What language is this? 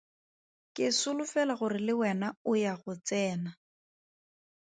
Tswana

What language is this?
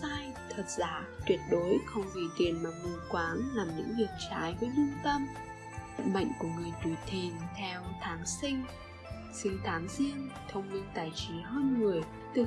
Vietnamese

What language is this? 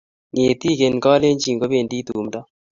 Kalenjin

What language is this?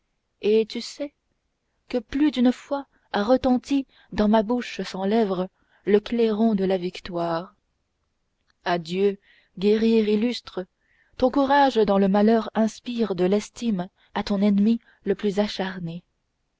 French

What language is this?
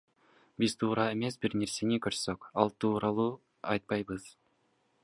Kyrgyz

